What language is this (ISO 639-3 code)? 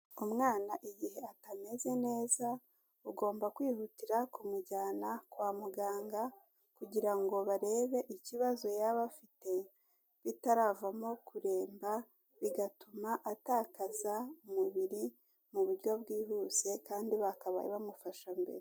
kin